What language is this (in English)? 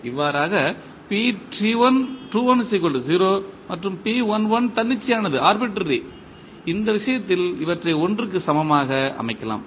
Tamil